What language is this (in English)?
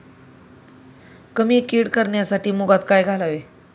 Marathi